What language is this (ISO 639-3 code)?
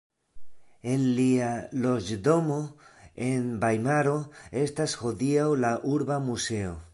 epo